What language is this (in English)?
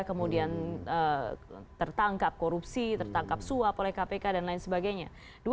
Indonesian